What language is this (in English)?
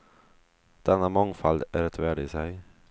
Swedish